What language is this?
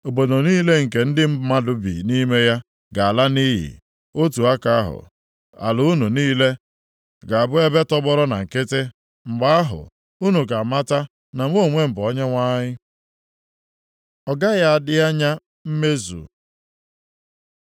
Igbo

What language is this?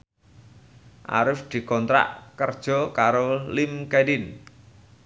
Javanese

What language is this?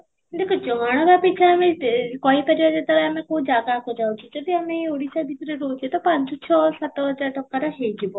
Odia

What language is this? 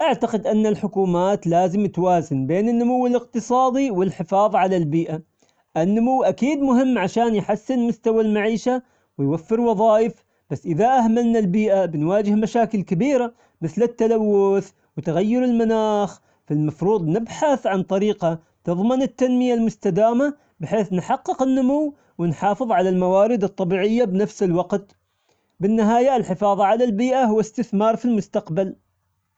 Omani Arabic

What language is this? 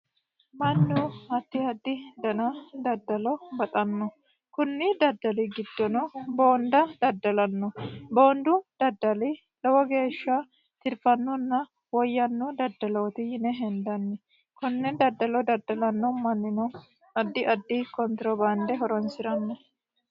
Sidamo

